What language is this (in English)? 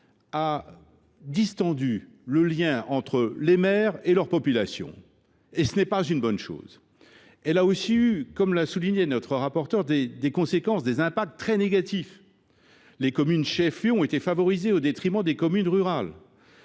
French